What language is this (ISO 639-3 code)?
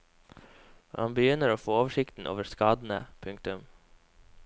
nor